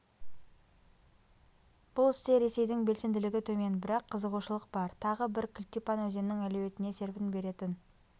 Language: Kazakh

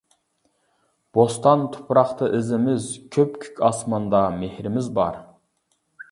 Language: Uyghur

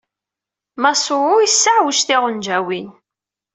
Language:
Kabyle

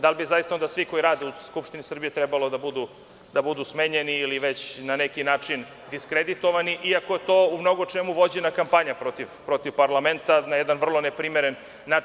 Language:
Serbian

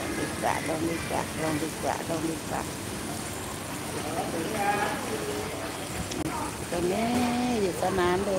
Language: Thai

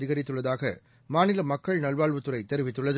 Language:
Tamil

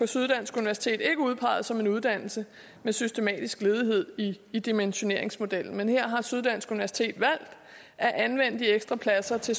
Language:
Danish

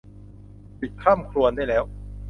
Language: Thai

